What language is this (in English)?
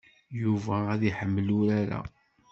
Kabyle